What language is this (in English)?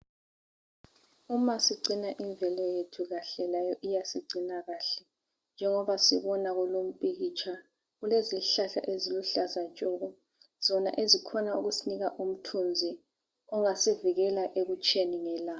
North Ndebele